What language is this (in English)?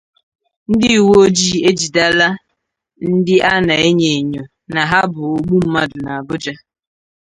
Igbo